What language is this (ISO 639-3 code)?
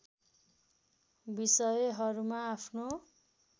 nep